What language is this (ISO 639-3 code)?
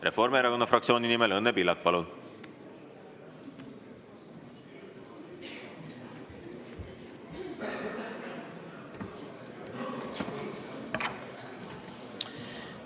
est